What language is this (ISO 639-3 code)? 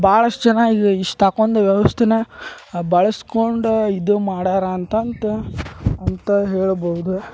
kan